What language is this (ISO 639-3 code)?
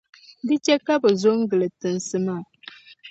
dag